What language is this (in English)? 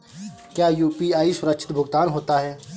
Hindi